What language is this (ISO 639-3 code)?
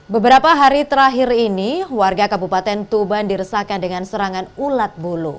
ind